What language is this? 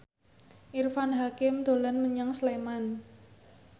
Javanese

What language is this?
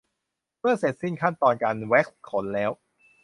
Thai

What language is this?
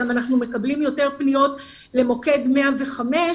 Hebrew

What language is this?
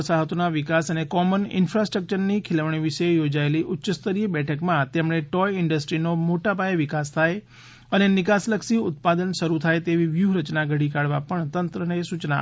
Gujarati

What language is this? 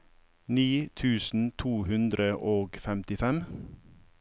Norwegian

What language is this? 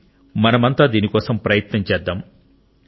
Telugu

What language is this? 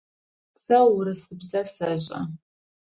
Adyghe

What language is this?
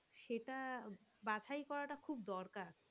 Bangla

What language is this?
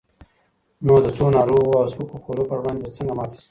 Pashto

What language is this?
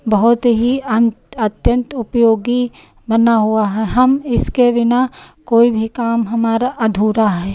Hindi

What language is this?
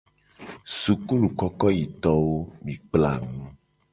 Gen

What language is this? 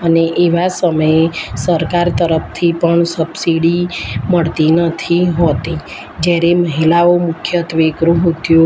Gujarati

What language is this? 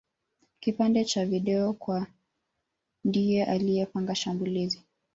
Swahili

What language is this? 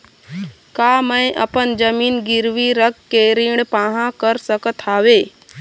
Chhattisgarhi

